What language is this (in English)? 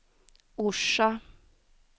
Swedish